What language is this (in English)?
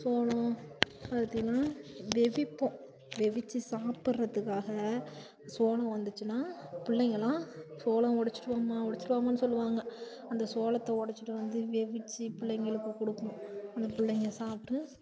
Tamil